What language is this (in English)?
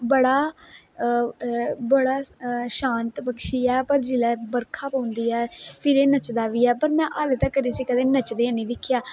Dogri